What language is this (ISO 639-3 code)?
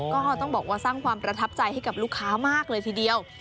tha